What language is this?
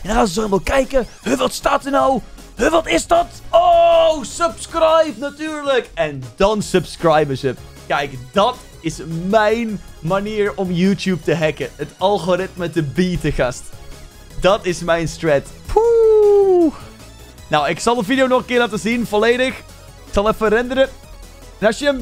Dutch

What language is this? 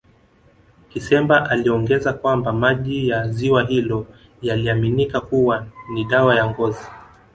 Swahili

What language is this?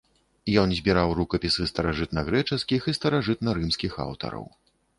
Belarusian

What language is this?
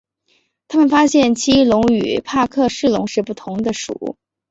Chinese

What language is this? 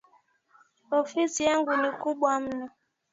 Swahili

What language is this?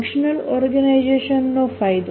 Gujarati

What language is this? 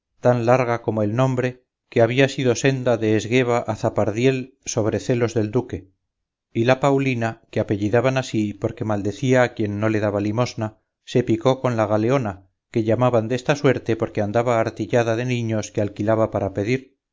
Spanish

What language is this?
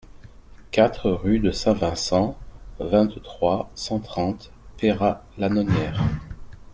French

